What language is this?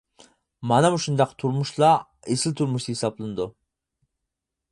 Uyghur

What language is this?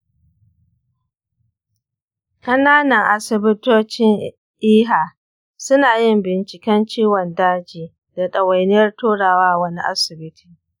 Hausa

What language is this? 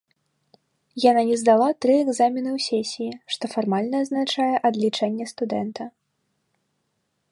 Belarusian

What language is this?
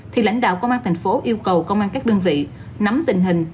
Vietnamese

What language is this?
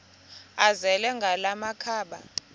Xhosa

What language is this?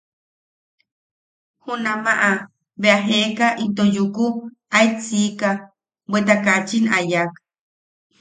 Yaqui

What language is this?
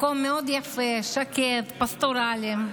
Hebrew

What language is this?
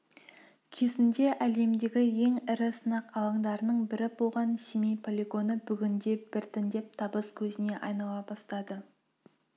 Kazakh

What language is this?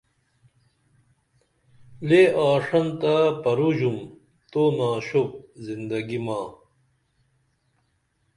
Dameli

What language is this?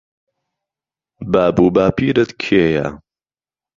Central Kurdish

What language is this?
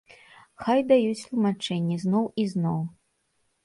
Belarusian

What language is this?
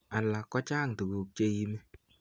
Kalenjin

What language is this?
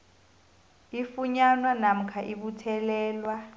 South Ndebele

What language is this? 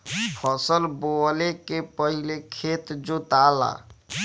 Bhojpuri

